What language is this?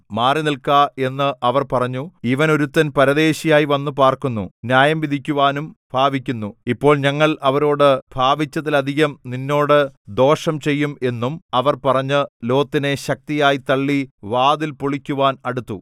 Malayalam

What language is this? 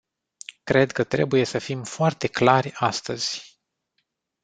Romanian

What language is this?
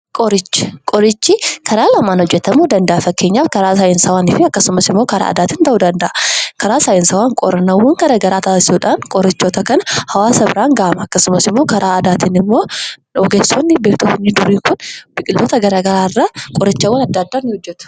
Oromo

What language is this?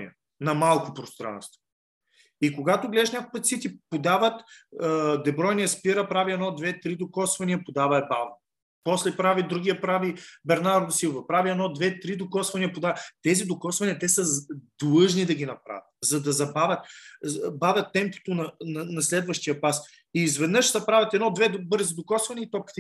Bulgarian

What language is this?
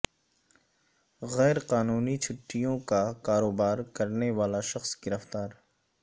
Urdu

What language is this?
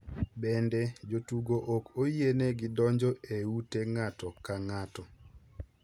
Luo (Kenya and Tanzania)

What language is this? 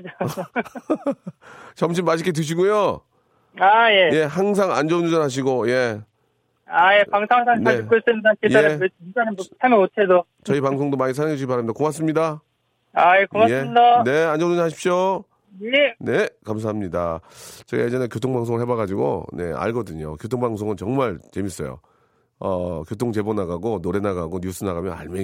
Korean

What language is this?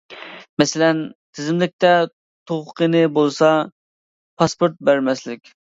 Uyghur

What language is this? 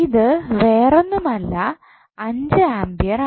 Malayalam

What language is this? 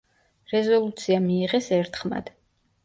Georgian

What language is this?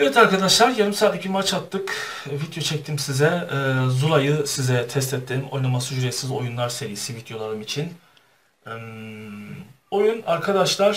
Turkish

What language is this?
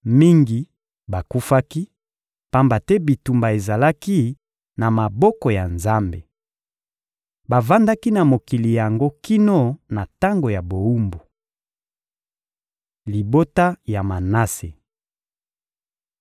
Lingala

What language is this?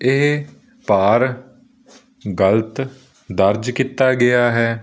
Punjabi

